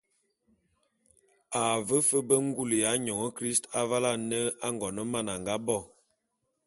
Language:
Bulu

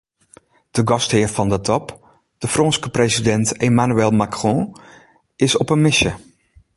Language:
Western Frisian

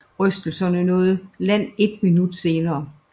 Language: Danish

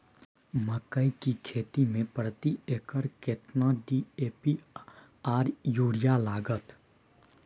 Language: Maithili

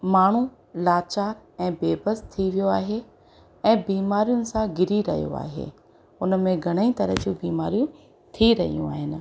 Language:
Sindhi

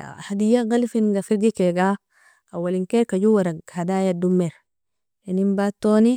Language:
Nobiin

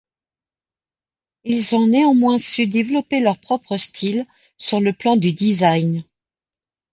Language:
French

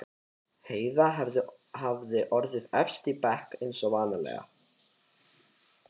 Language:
Icelandic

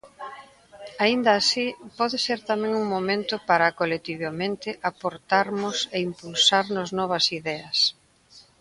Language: Galician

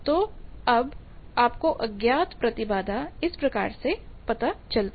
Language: Hindi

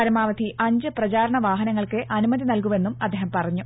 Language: Malayalam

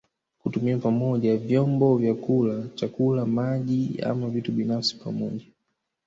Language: Swahili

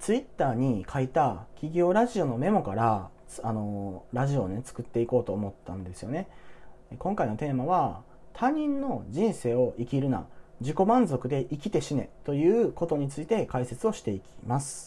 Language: Japanese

